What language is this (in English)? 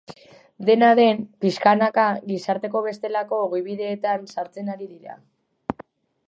Basque